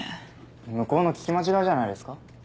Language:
Japanese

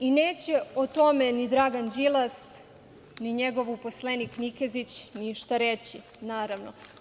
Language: Serbian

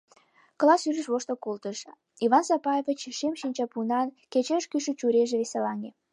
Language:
Mari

